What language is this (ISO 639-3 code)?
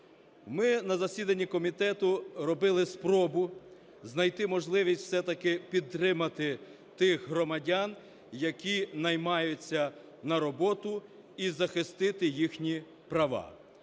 ukr